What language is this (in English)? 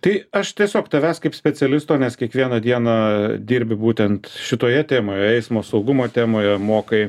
Lithuanian